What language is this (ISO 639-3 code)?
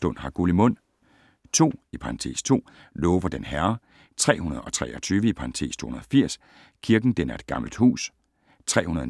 dan